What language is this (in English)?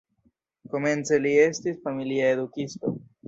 Esperanto